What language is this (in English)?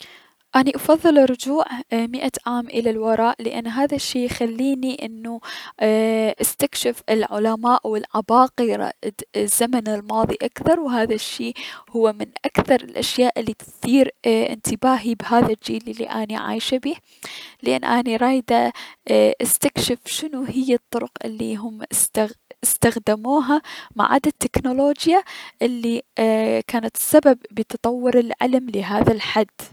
Mesopotamian Arabic